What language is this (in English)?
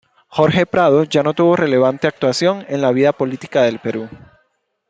Spanish